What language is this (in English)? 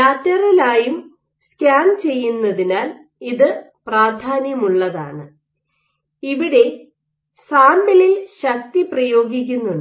Malayalam